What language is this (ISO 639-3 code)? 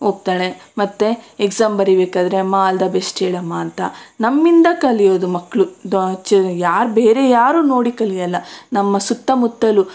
kan